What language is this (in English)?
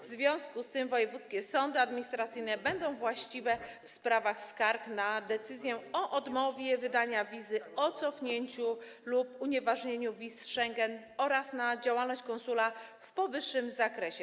Polish